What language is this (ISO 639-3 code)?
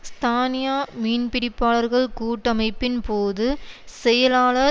tam